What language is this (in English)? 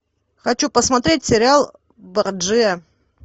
Russian